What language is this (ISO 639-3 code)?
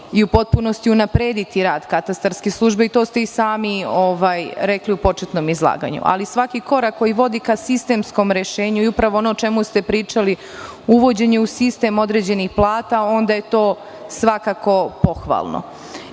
srp